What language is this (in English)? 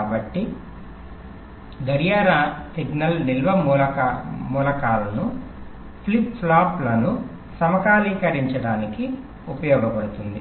Telugu